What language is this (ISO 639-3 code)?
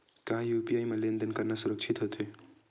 hne